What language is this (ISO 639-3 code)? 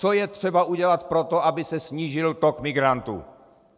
ces